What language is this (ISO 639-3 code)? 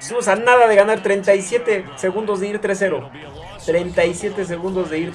spa